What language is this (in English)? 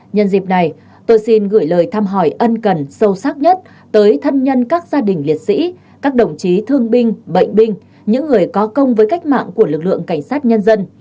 Vietnamese